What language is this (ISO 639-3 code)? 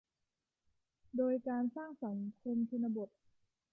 tha